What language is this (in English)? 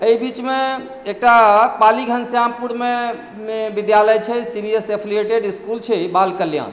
Maithili